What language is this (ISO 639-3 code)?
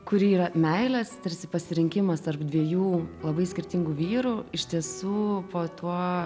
lit